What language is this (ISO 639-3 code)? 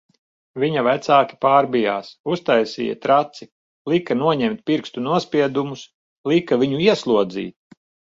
lav